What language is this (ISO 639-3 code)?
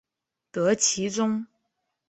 zho